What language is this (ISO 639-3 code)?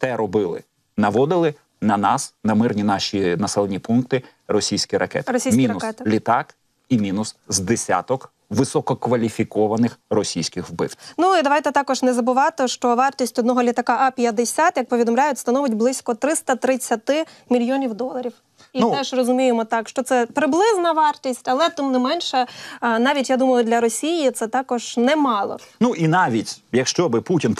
ukr